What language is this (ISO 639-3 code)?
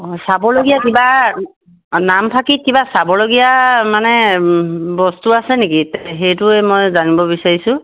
asm